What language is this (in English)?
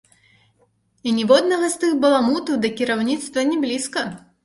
Belarusian